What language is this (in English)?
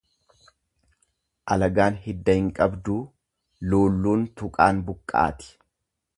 Oromo